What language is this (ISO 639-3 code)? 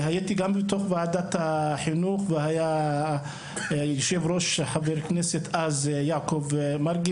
heb